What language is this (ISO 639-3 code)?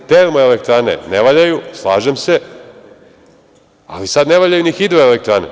srp